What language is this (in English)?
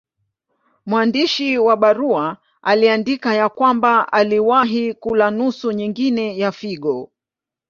Swahili